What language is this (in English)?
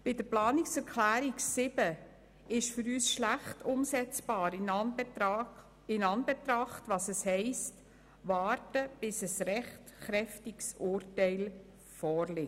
Swiss German